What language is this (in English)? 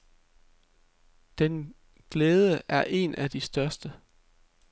Danish